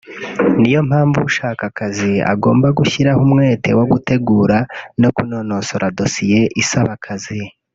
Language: Kinyarwanda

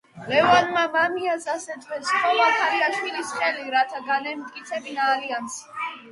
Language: Georgian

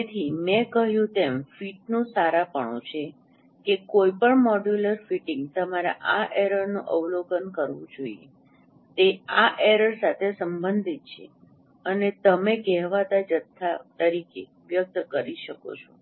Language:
Gujarati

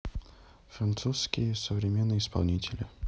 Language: Russian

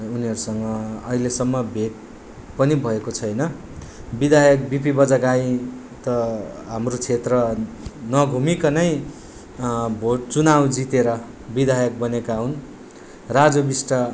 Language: Nepali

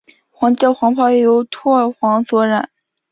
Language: Chinese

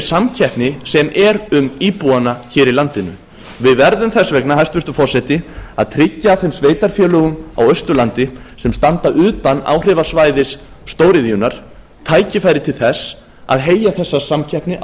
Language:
Icelandic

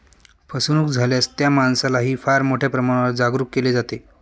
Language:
Marathi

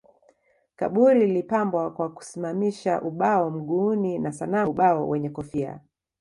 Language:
Swahili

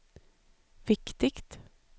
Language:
Swedish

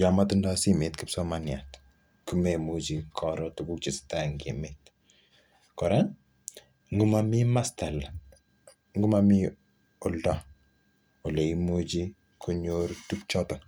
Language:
Kalenjin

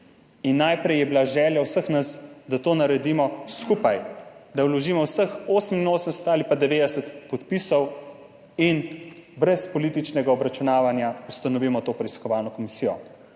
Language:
Slovenian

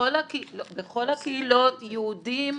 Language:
Hebrew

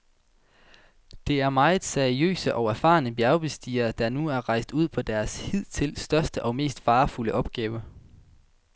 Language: Danish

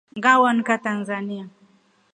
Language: Rombo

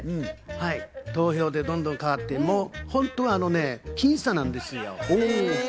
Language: Japanese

